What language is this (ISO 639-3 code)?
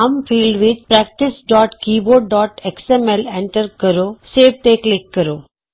pan